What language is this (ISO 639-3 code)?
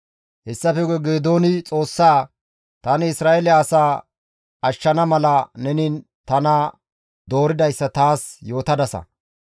gmv